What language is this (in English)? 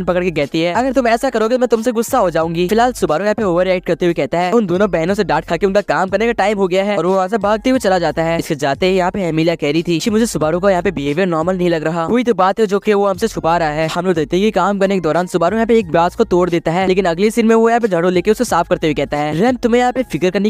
Hindi